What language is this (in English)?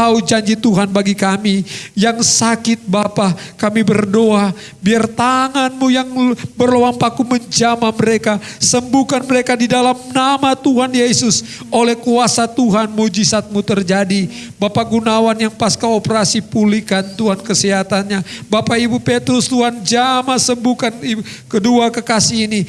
Indonesian